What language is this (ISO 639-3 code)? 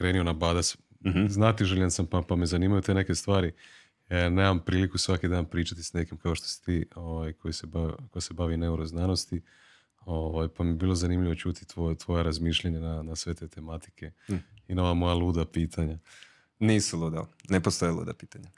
hrv